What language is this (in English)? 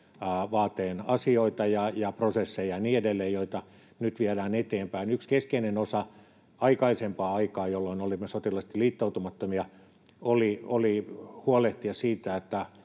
Finnish